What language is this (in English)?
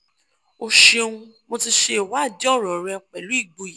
Yoruba